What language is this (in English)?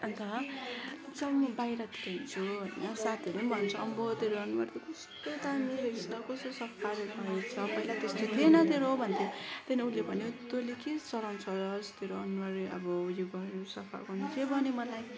Nepali